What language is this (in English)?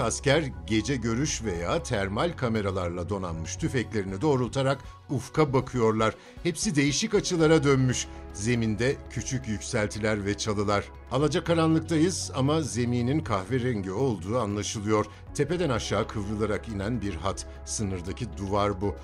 Turkish